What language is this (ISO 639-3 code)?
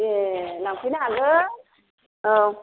brx